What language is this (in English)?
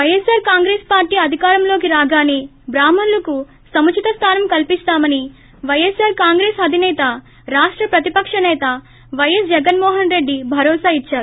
Telugu